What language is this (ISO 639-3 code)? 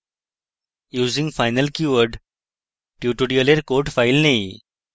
ben